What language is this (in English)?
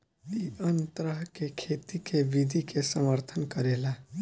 Bhojpuri